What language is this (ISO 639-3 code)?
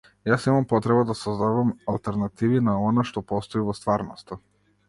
mkd